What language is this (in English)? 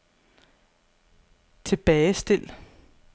Danish